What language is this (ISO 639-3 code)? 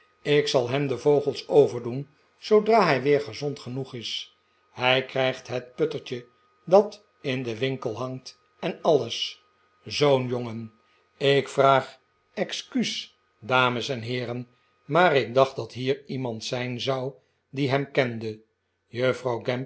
nld